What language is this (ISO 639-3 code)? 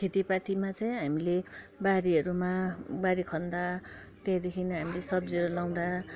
nep